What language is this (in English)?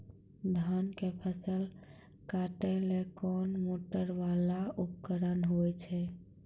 Maithili